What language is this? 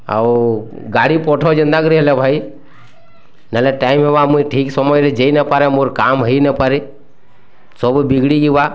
Odia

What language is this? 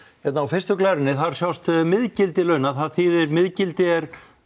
Icelandic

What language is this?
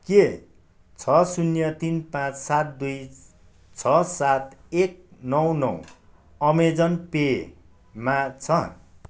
Nepali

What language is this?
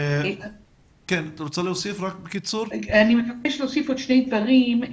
Hebrew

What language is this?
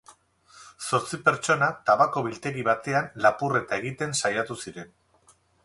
Basque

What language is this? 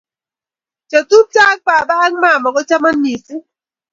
Kalenjin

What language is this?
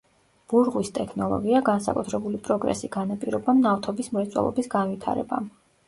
Georgian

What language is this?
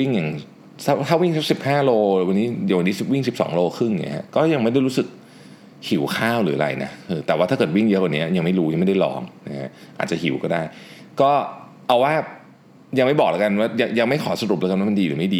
Thai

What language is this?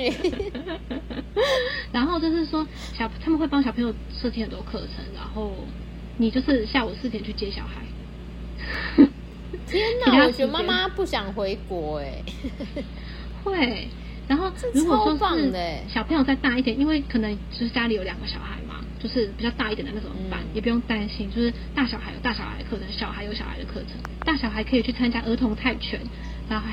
Chinese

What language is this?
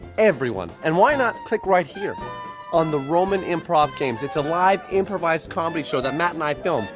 English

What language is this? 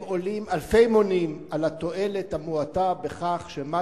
Hebrew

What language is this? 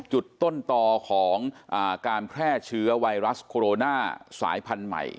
Thai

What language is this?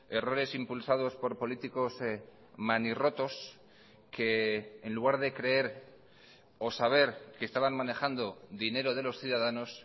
Spanish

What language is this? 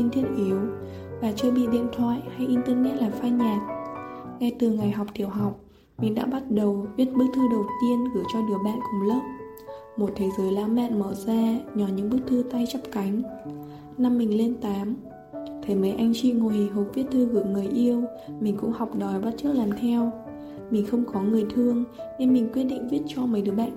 Vietnamese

